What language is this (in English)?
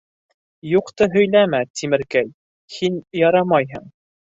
Bashkir